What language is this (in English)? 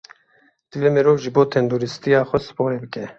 Kurdish